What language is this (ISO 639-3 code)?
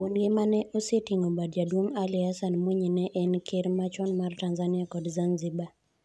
luo